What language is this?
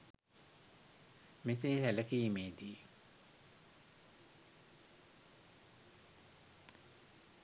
Sinhala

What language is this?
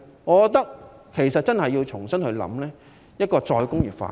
Cantonese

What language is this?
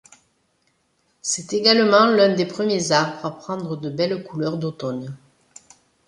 French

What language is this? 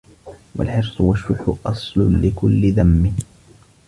Arabic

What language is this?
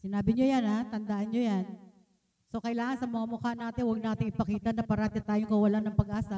Filipino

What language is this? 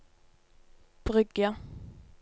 Norwegian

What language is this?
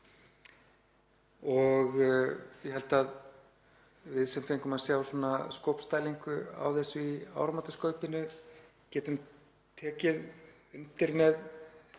Icelandic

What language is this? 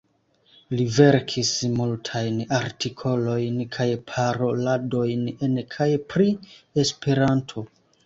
Esperanto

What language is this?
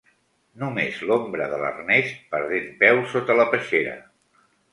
Catalan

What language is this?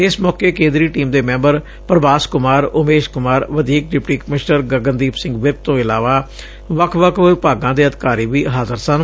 Punjabi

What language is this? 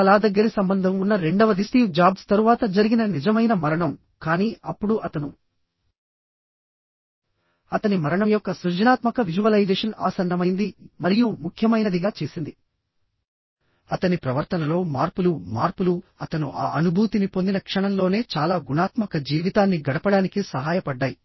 Telugu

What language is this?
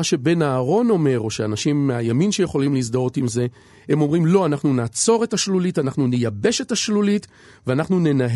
Hebrew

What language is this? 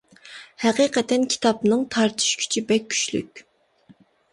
Uyghur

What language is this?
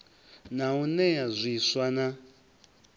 Venda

